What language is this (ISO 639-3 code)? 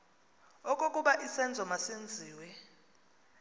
xho